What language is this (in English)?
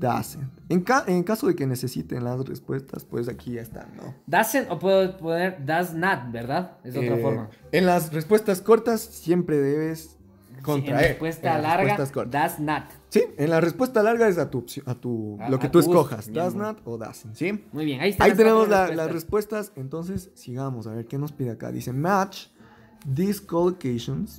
Spanish